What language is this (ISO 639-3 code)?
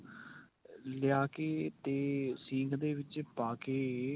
pan